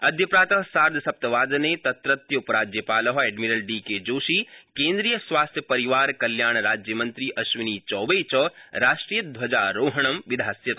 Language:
Sanskrit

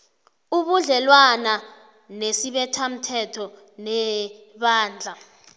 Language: South Ndebele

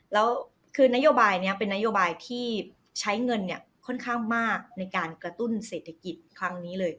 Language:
Thai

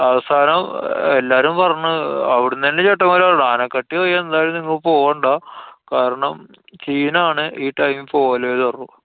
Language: Malayalam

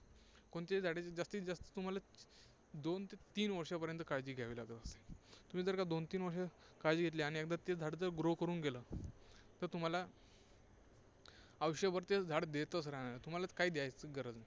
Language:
Marathi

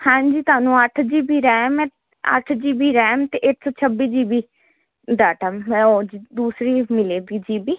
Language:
Punjabi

